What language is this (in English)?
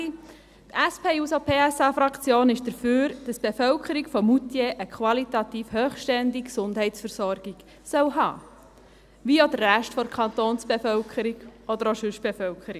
Swiss German